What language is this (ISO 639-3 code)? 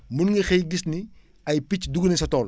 wol